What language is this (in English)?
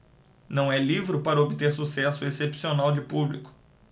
Portuguese